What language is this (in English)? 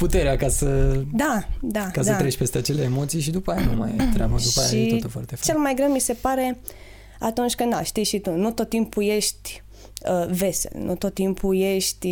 Romanian